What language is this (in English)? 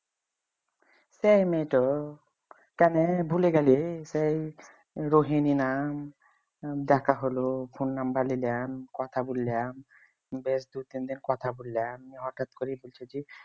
Bangla